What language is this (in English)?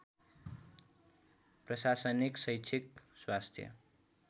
Nepali